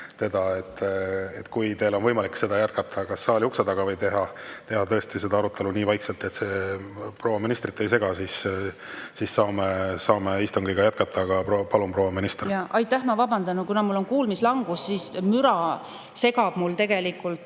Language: Estonian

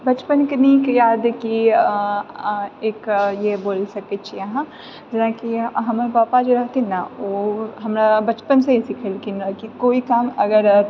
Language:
Maithili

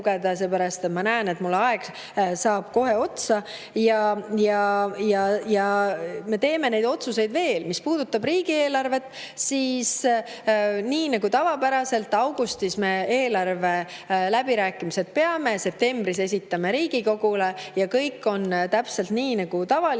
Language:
Estonian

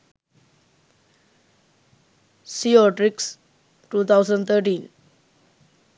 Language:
Sinhala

